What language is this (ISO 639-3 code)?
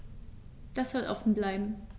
deu